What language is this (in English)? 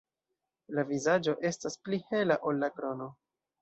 Esperanto